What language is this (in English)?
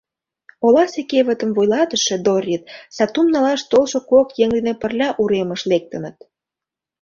Mari